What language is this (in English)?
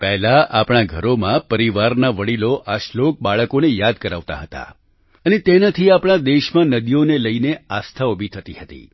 Gujarati